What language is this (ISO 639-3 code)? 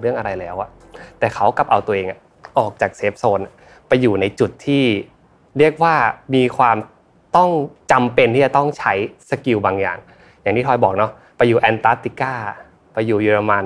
tha